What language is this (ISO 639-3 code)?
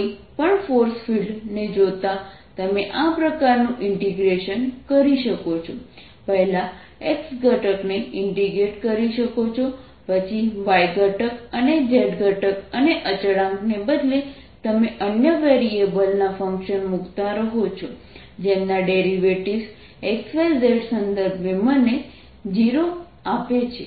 guj